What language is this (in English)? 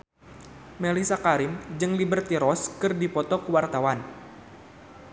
Sundanese